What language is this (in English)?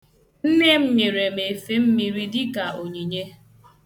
Igbo